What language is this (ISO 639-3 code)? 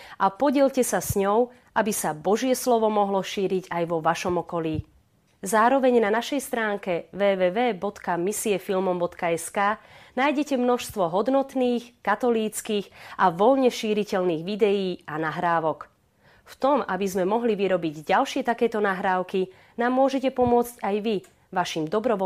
slk